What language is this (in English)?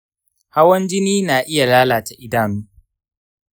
Hausa